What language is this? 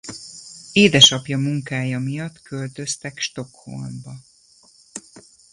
Hungarian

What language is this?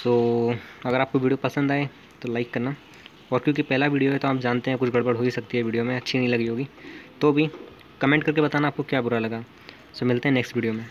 Hindi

